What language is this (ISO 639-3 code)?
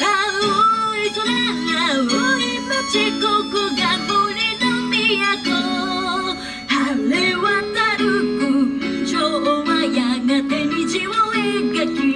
jpn